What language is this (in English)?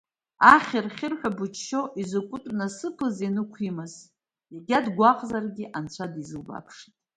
Abkhazian